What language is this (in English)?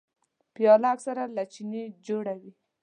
Pashto